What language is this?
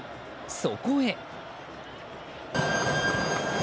Japanese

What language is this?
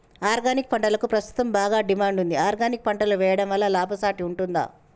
Telugu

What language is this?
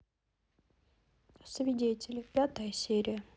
Russian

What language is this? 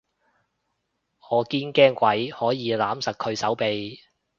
Cantonese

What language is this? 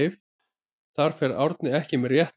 Icelandic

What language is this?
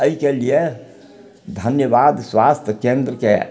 Maithili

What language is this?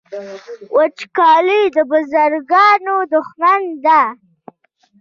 Pashto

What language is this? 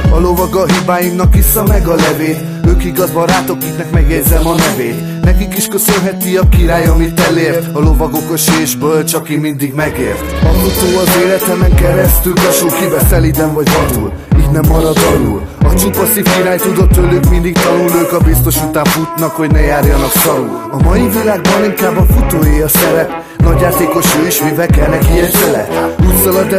Hungarian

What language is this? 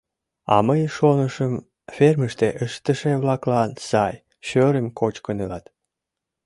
Mari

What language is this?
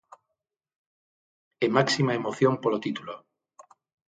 Galician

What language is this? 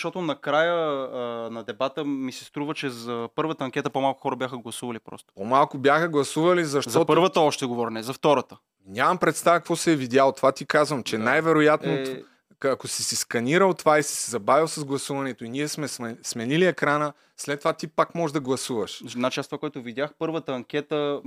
Bulgarian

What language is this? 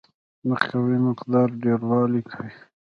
Pashto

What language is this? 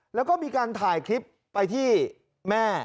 Thai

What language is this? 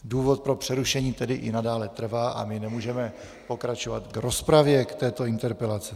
Czech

